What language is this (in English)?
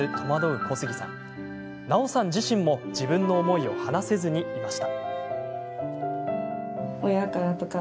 Japanese